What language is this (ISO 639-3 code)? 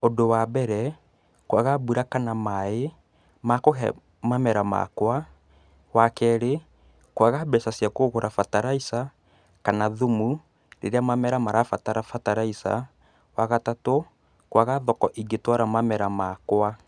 kik